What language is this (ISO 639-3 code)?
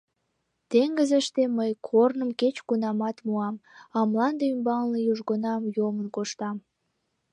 chm